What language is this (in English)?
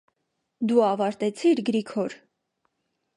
Armenian